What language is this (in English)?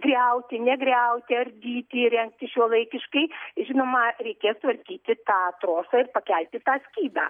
Lithuanian